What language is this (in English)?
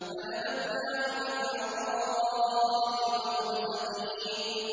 Arabic